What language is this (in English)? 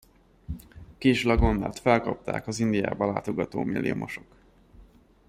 Hungarian